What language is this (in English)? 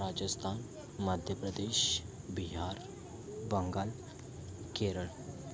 Marathi